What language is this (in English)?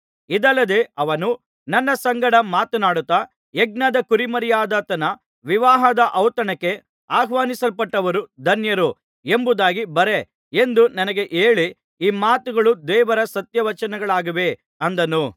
Kannada